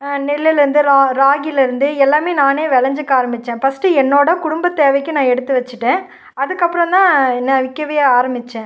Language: Tamil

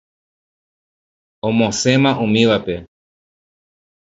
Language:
Guarani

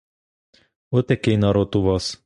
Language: Ukrainian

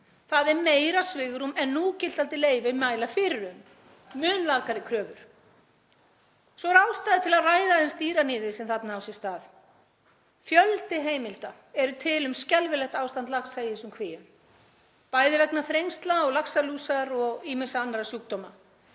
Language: Icelandic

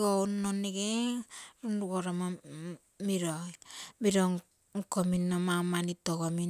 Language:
Terei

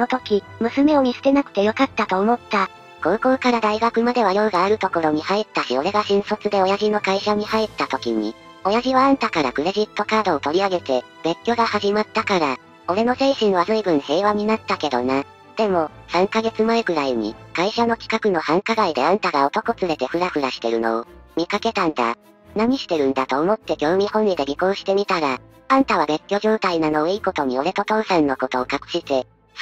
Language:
Japanese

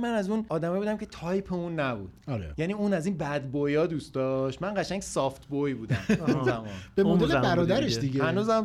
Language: Persian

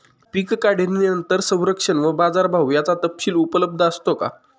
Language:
Marathi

